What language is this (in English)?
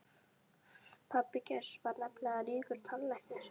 Icelandic